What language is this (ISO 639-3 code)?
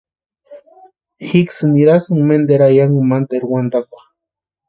pua